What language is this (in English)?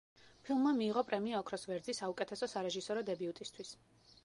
Georgian